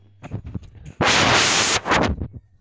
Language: Magahi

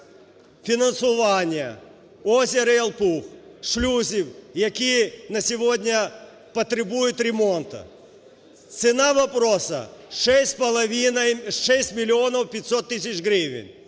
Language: Ukrainian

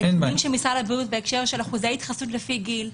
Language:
Hebrew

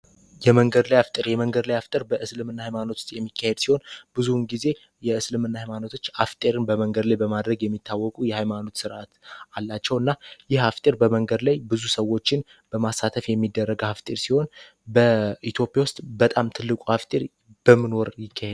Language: Amharic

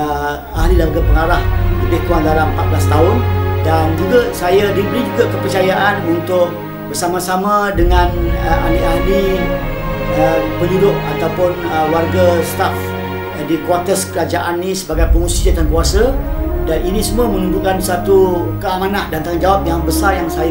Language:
Malay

